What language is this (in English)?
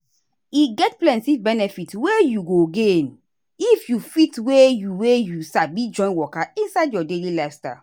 Nigerian Pidgin